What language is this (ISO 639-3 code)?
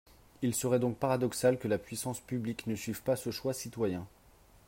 fra